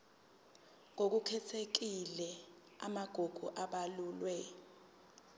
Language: Zulu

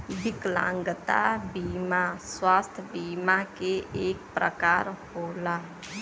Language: Bhojpuri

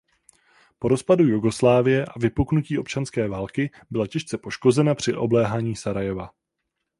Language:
Czech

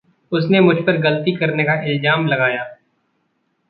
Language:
Hindi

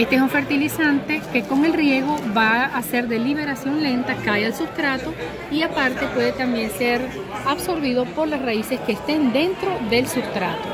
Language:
Spanish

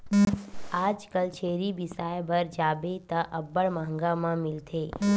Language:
Chhattisgarhi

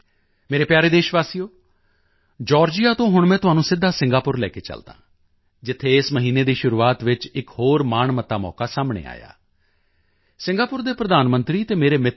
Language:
Punjabi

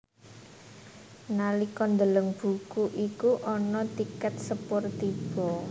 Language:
Javanese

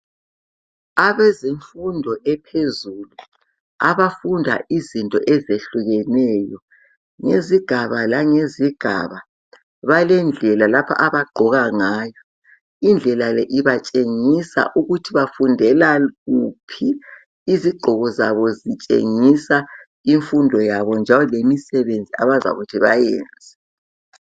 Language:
North Ndebele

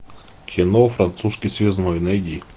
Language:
Russian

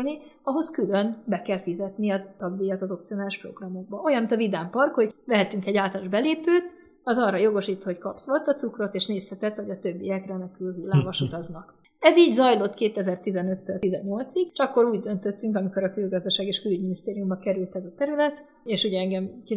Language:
Hungarian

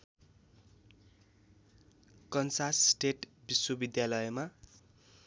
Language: Nepali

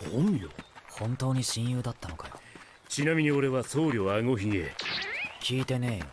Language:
Japanese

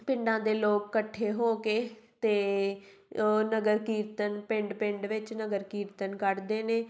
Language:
Punjabi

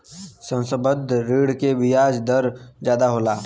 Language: Bhojpuri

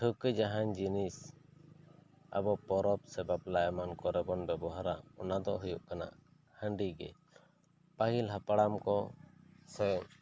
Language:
Santali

